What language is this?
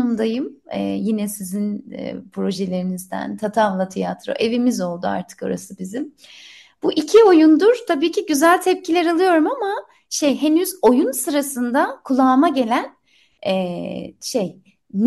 Turkish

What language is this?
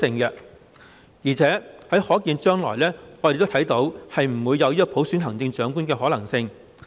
Cantonese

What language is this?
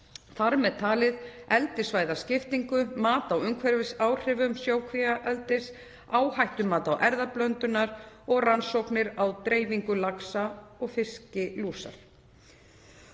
Icelandic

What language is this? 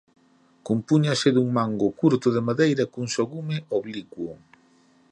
Galician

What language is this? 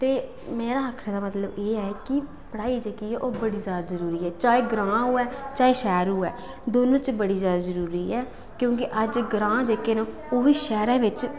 Dogri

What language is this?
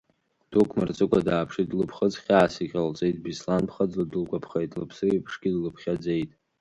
Abkhazian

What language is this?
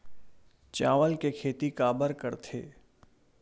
Chhattisgarhi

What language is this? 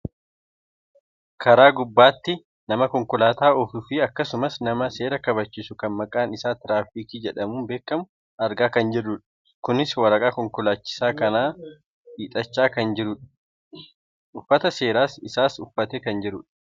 Oromo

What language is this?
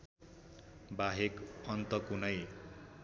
Nepali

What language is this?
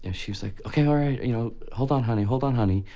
English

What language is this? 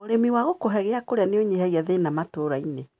Kikuyu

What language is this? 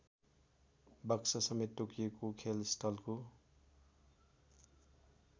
Nepali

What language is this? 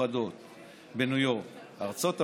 Hebrew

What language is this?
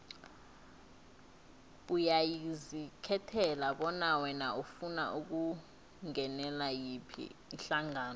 South Ndebele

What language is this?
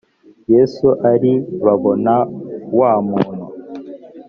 Kinyarwanda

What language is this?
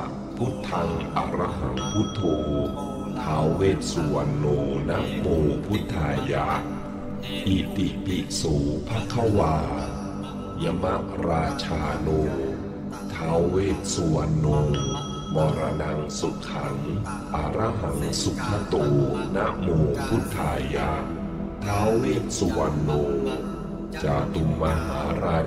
Thai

